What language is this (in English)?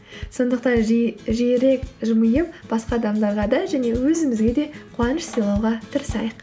Kazakh